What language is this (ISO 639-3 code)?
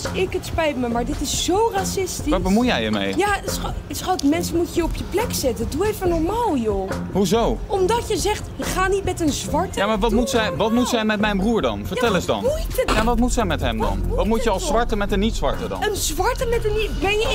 nld